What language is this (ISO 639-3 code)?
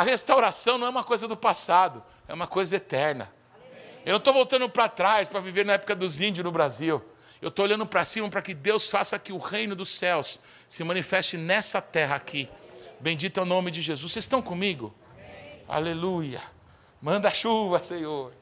por